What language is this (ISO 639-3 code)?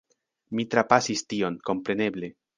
epo